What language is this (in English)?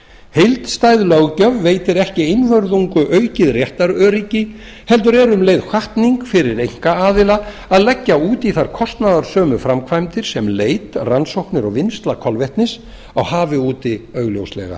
Icelandic